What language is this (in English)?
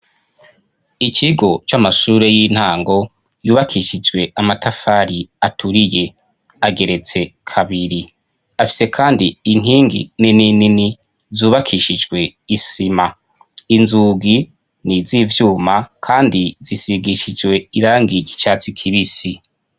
Rundi